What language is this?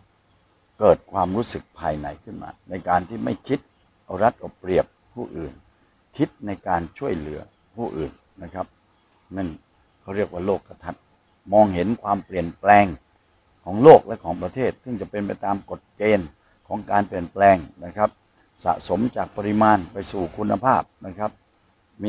Thai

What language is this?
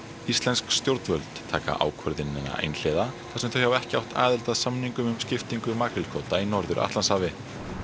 Icelandic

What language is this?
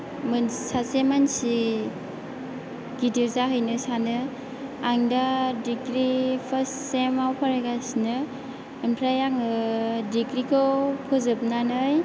Bodo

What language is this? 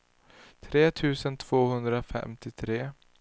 Swedish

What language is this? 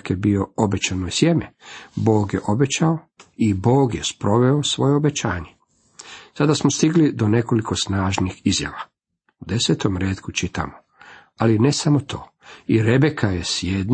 Croatian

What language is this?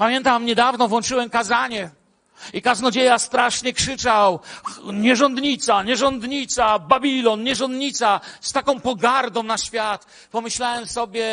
Polish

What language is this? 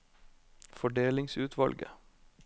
Norwegian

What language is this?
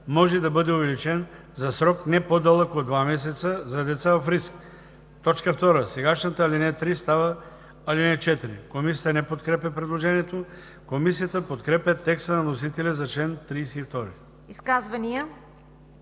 Bulgarian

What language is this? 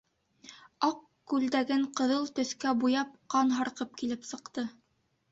Bashkir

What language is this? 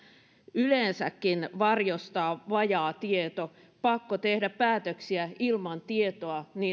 Finnish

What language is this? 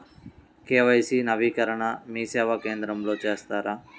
Telugu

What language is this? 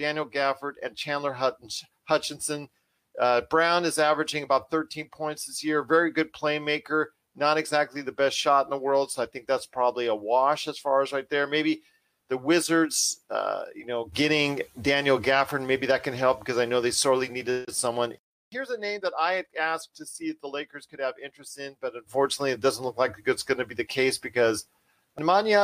English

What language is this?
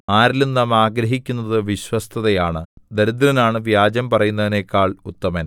Malayalam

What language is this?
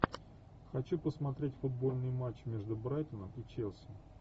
Russian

